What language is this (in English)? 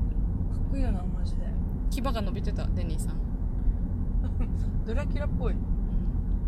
Japanese